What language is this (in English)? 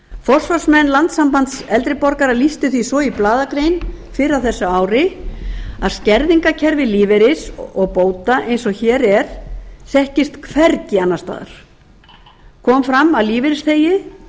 Icelandic